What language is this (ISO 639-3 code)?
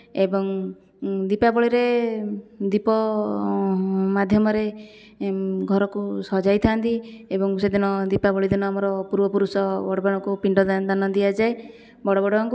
ori